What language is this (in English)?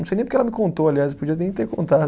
Portuguese